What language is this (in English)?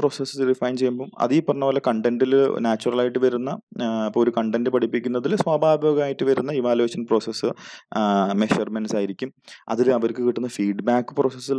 Malayalam